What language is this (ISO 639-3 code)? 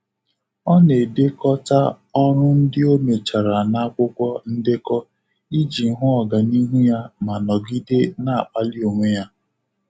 ibo